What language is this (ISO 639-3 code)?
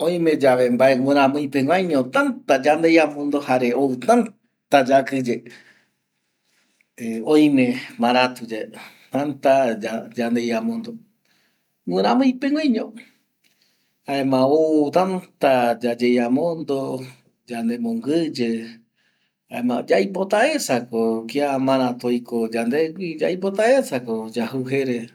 gui